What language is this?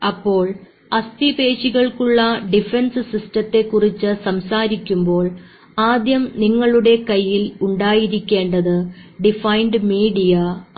Malayalam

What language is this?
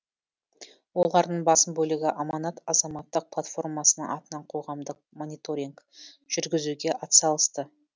Kazakh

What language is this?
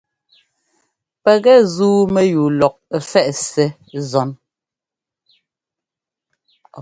Ngomba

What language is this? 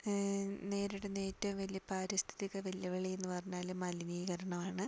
Malayalam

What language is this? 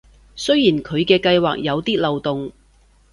Cantonese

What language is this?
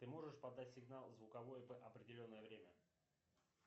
Russian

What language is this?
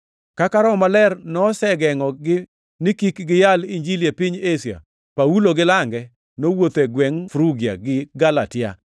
Luo (Kenya and Tanzania)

